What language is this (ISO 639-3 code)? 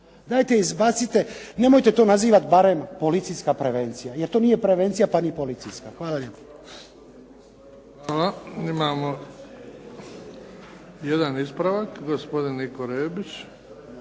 hrv